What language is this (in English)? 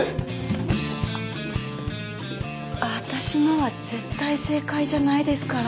Japanese